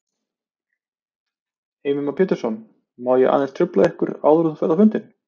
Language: Icelandic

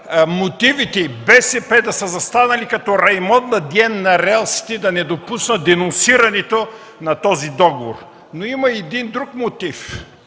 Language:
Bulgarian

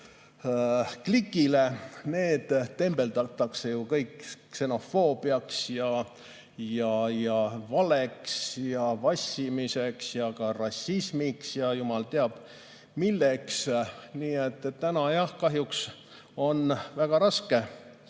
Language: Estonian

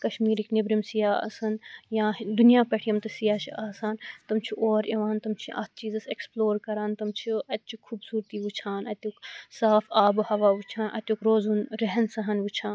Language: Kashmiri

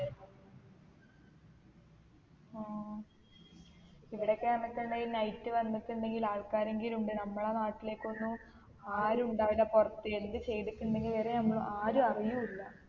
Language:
Malayalam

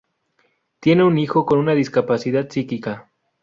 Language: Spanish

